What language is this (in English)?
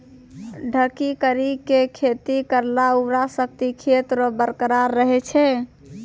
Maithili